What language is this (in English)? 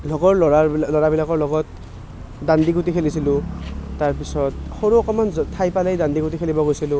Assamese